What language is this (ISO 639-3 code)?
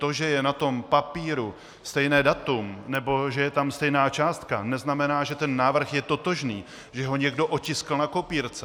ces